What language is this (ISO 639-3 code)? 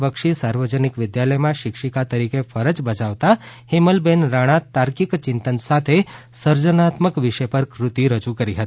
guj